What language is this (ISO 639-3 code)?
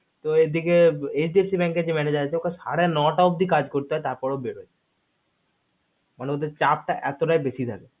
ben